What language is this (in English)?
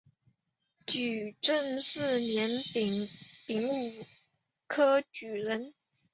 Chinese